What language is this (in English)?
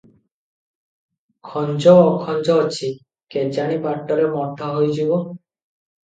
Odia